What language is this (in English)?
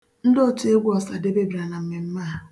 Igbo